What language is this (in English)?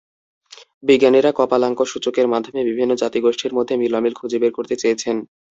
Bangla